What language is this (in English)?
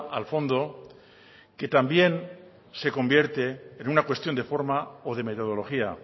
Spanish